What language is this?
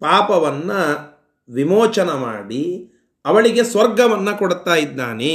Kannada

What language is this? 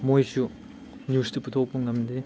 Manipuri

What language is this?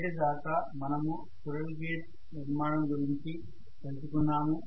Telugu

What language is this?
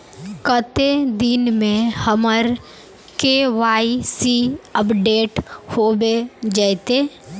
Magahi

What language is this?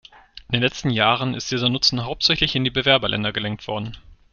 German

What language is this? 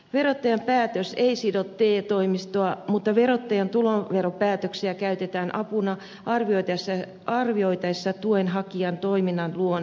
Finnish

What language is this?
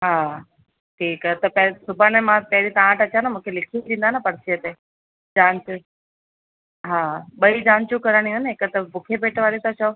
Sindhi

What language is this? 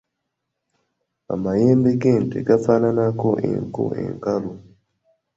Ganda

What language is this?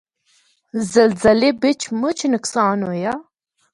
Northern Hindko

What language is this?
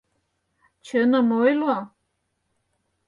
Mari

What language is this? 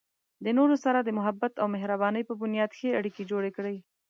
Pashto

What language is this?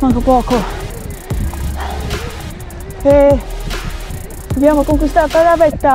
Italian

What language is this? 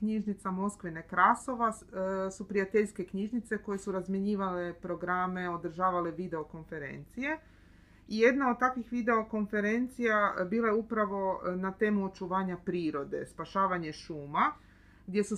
Croatian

